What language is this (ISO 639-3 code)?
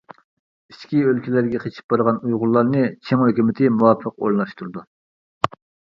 uig